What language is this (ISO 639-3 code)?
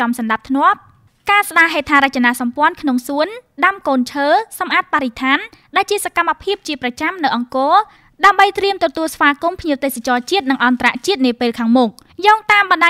tha